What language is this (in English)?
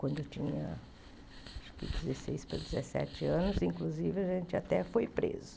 Portuguese